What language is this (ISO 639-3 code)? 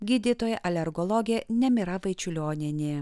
lit